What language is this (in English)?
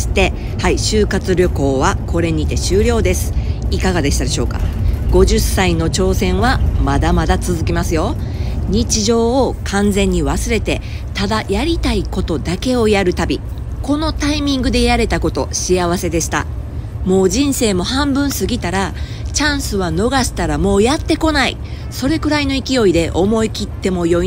Japanese